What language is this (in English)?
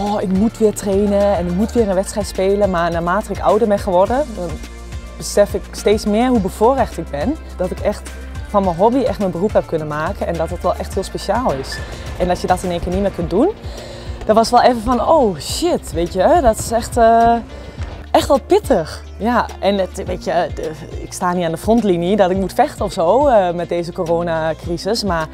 Dutch